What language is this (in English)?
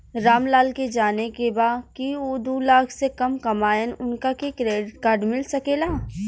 Bhojpuri